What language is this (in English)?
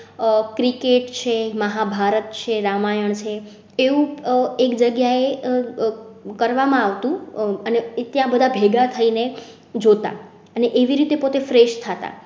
Gujarati